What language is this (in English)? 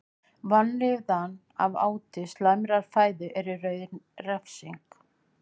Icelandic